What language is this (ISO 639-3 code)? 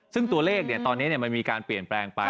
tha